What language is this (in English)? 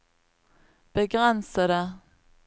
Norwegian